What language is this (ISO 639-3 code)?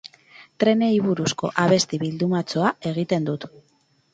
eus